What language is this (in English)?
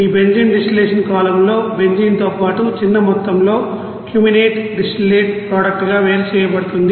Telugu